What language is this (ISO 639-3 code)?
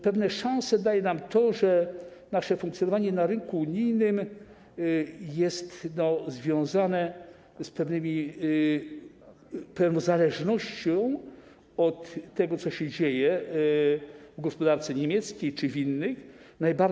pol